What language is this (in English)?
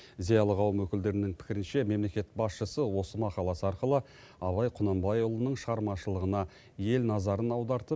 Kazakh